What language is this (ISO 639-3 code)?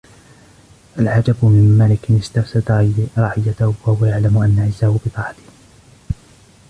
ara